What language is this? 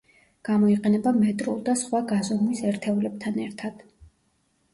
Georgian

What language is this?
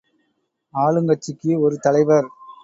Tamil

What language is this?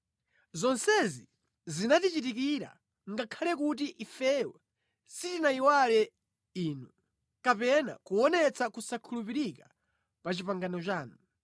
Nyanja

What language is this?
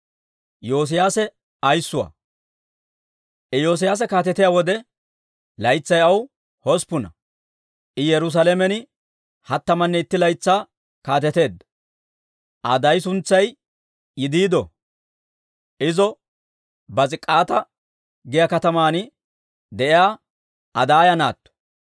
Dawro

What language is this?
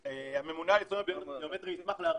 Hebrew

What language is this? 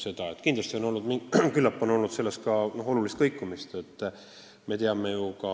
Estonian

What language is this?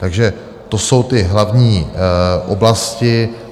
Czech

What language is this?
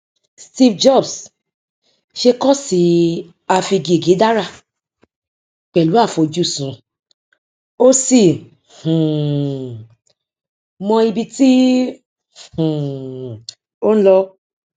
Yoruba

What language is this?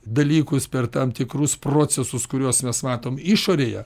Lithuanian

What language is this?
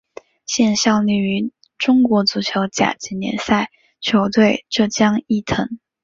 Chinese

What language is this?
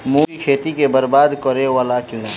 Maithili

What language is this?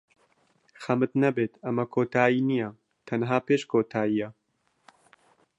Central Kurdish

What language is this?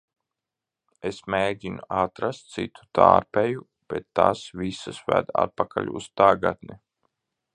Latvian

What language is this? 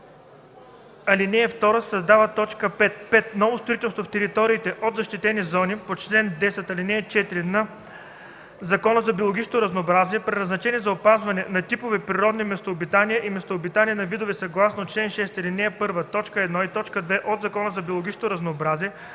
Bulgarian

